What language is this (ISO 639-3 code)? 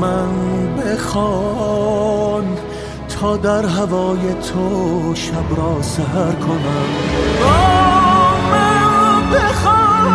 fas